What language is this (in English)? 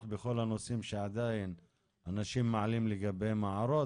Hebrew